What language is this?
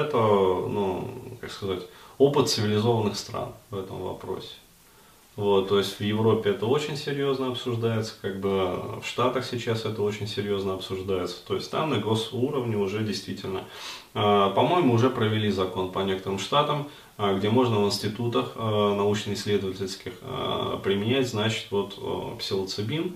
Russian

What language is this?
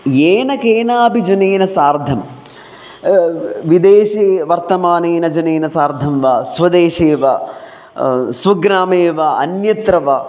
Sanskrit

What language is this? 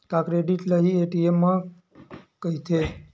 Chhattisgarhi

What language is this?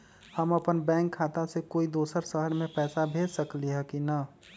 Magahi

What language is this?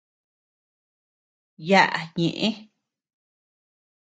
Tepeuxila Cuicatec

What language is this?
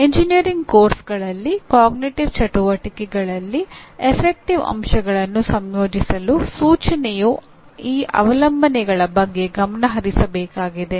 Kannada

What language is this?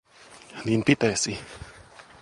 Finnish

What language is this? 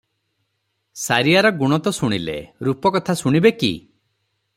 Odia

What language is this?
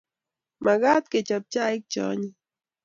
Kalenjin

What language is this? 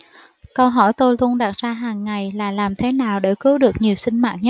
Vietnamese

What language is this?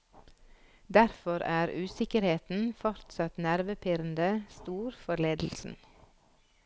Norwegian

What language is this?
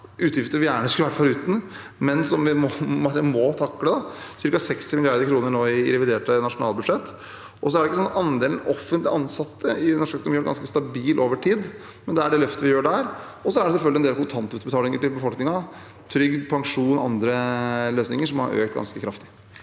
Norwegian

